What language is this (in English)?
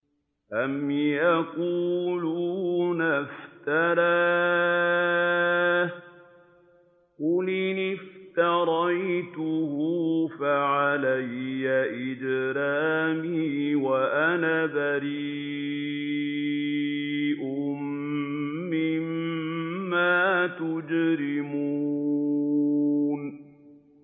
Arabic